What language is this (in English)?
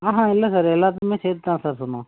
Tamil